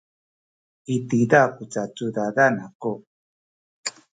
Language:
Sakizaya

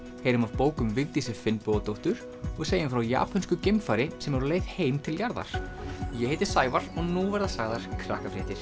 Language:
Icelandic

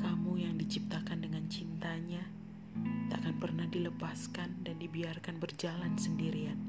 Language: Indonesian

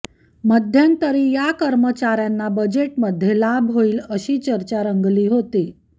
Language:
Marathi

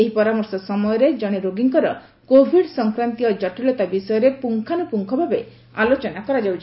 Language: Odia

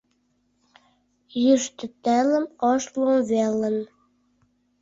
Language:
Mari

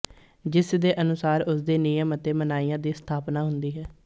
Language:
Punjabi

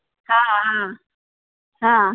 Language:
Sindhi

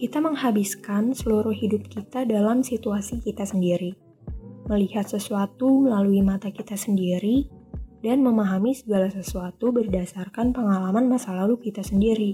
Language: Indonesian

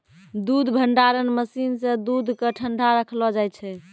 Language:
Maithili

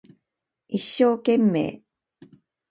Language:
Japanese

